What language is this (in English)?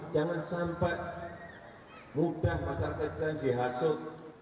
Indonesian